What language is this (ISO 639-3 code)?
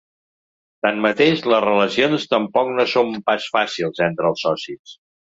cat